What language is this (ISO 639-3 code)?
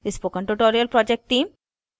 hin